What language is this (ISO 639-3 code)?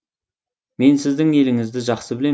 kaz